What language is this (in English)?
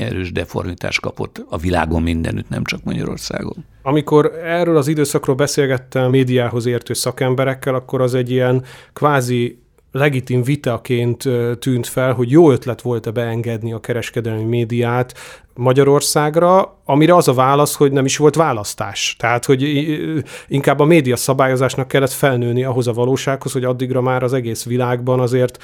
Hungarian